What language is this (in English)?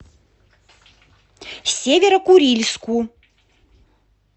Russian